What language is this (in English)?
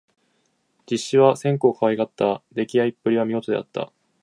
Japanese